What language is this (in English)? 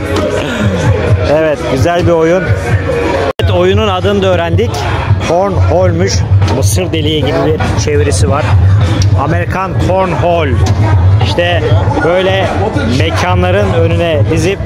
Turkish